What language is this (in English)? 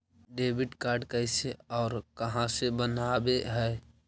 Magahi